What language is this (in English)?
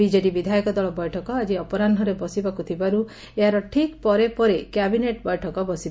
Odia